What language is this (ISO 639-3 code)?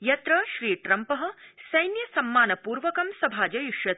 san